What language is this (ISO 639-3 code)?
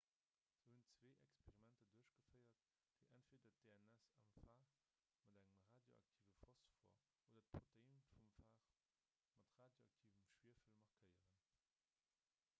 ltz